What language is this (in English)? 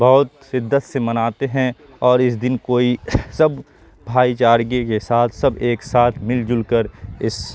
Urdu